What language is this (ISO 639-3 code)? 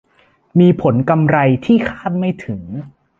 tha